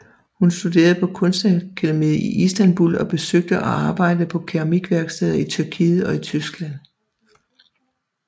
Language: Danish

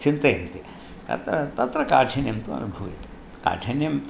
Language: Sanskrit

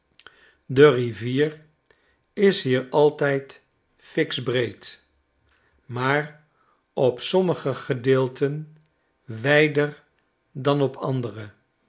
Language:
Dutch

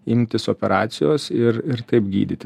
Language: Lithuanian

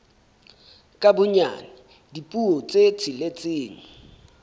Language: Southern Sotho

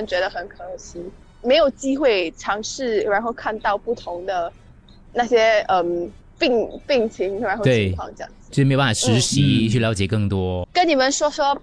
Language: Chinese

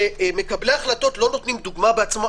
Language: Hebrew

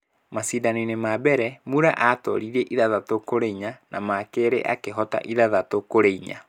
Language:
Kikuyu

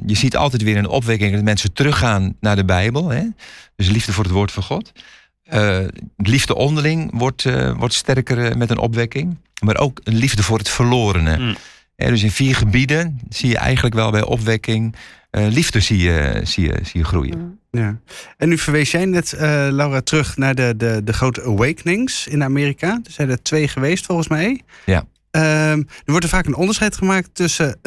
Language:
Dutch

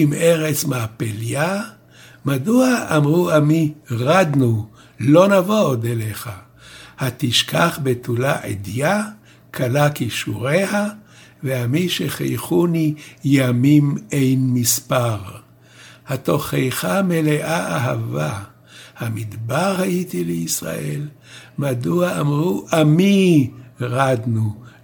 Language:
Hebrew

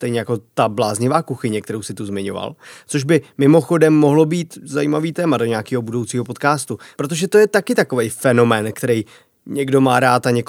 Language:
Czech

